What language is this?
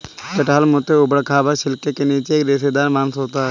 Hindi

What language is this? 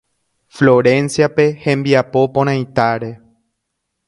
Guarani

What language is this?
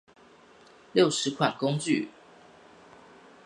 Chinese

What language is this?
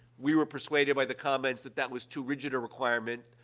English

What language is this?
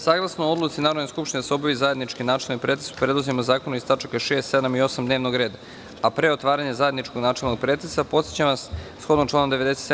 Serbian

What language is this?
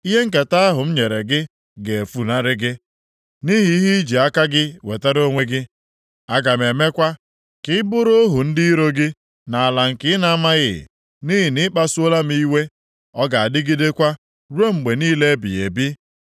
Igbo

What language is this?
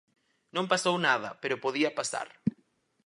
Galician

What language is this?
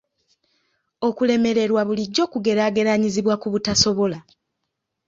Ganda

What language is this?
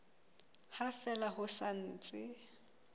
Southern Sotho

